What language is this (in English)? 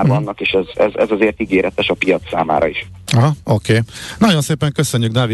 Hungarian